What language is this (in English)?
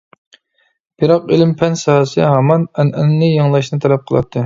Uyghur